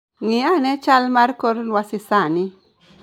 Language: Luo (Kenya and Tanzania)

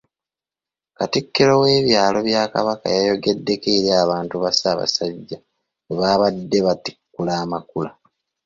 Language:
Ganda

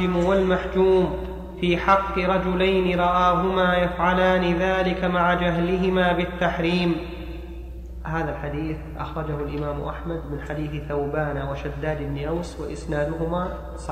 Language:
Arabic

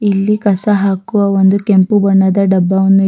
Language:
Kannada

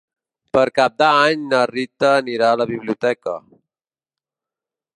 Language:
Catalan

